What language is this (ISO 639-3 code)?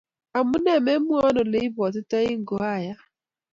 kln